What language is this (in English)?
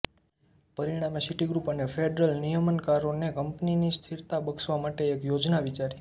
Gujarati